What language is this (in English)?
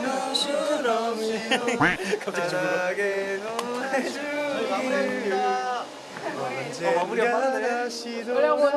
Korean